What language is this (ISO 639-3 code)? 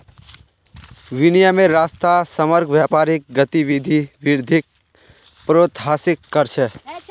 mag